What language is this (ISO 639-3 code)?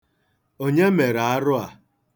ibo